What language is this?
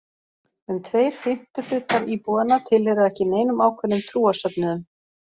Icelandic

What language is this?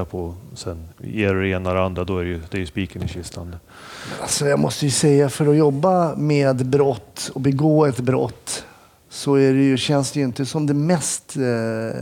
Swedish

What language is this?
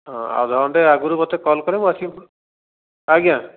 Odia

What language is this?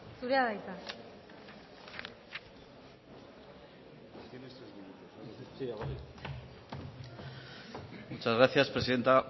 Basque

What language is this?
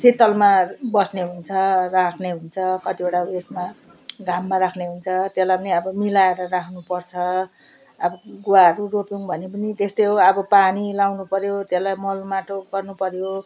Nepali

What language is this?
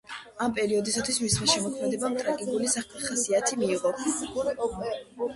Georgian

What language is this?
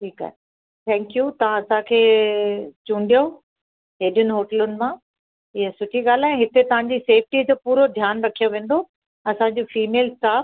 Sindhi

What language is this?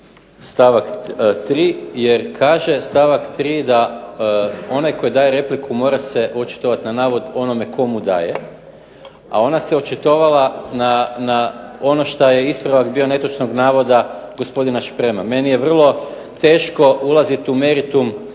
Croatian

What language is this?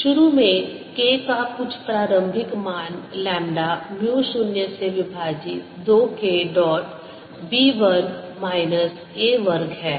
Hindi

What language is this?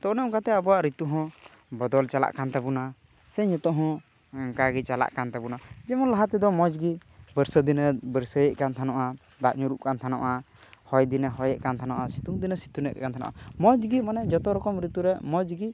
Santali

